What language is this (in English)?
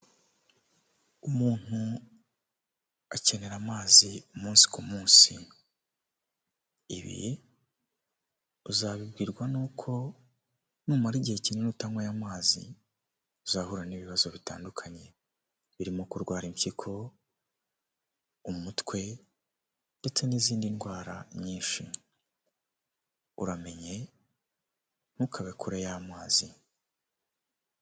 Kinyarwanda